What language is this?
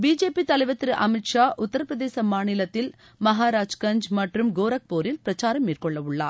Tamil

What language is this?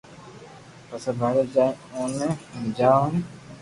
Loarki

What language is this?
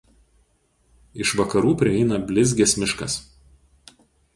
Lithuanian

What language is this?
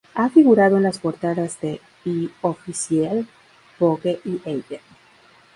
Spanish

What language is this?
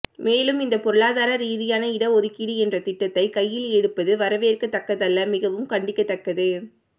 Tamil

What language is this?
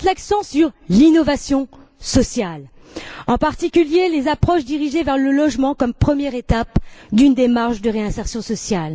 French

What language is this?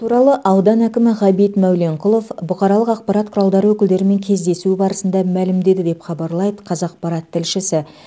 Kazakh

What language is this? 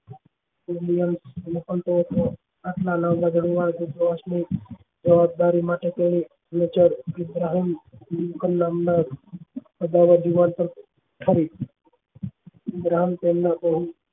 Gujarati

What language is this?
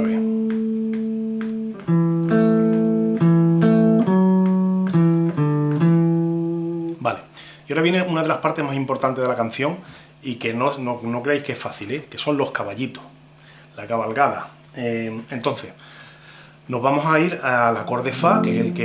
Spanish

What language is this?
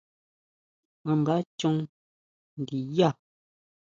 Huautla Mazatec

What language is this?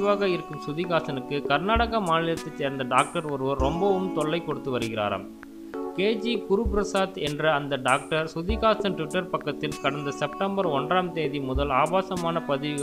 Romanian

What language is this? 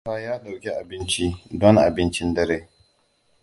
Hausa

